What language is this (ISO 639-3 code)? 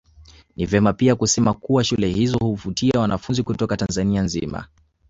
swa